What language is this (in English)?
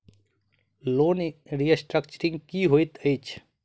Maithili